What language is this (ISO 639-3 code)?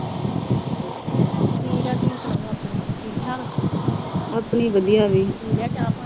pan